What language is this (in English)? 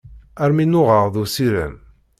Kabyle